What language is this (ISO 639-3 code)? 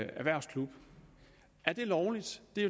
dan